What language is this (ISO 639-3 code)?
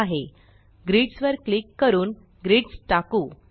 mar